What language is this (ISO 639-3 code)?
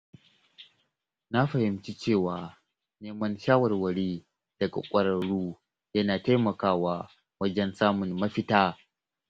hau